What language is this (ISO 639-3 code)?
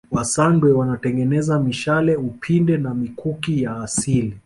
swa